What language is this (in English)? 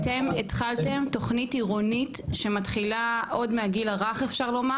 Hebrew